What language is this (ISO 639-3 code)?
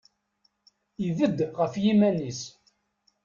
kab